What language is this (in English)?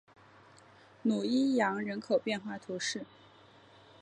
Chinese